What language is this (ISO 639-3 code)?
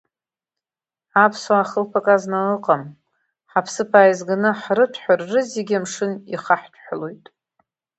abk